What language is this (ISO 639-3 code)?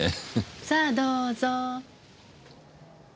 jpn